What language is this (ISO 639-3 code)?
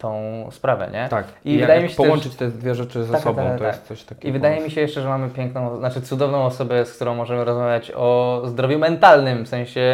pol